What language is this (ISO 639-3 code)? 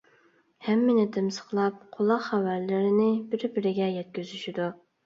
uig